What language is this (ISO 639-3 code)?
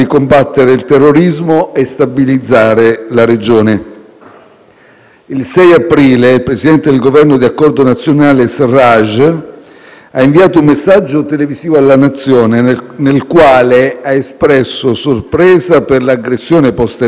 ita